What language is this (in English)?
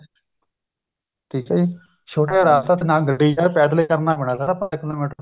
Punjabi